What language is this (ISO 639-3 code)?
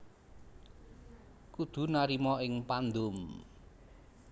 jav